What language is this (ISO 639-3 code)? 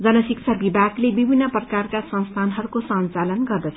nep